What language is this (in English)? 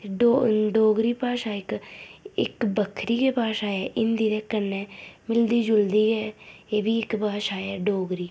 Dogri